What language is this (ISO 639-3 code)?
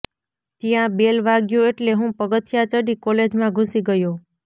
guj